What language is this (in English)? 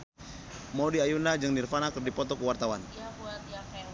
Sundanese